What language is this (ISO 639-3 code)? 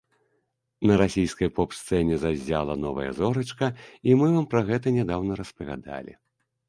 bel